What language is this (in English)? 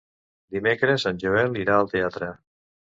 Catalan